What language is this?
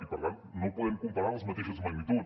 Catalan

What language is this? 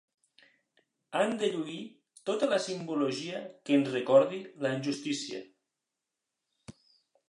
Catalan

